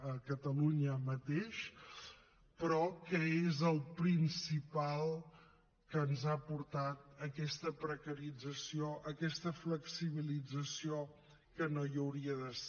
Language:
Catalan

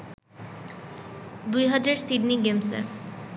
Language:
Bangla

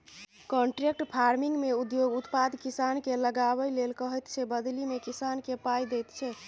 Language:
Maithili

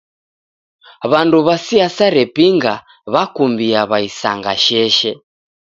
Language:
Taita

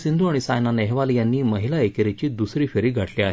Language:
Marathi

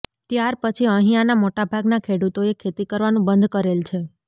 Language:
Gujarati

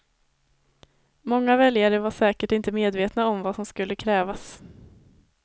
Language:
Swedish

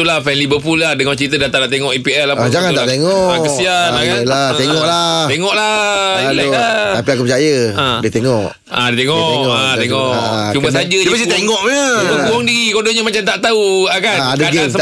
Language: Malay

